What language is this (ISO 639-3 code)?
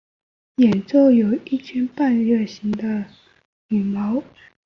zho